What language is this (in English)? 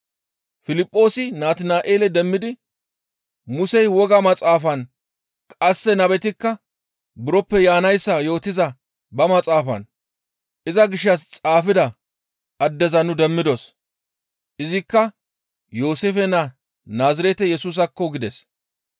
Gamo